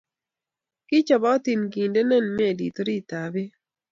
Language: Kalenjin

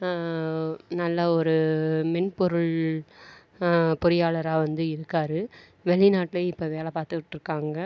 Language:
Tamil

